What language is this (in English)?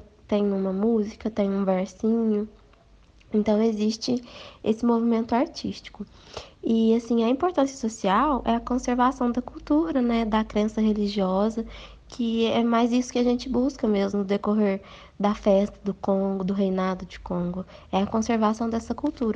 Portuguese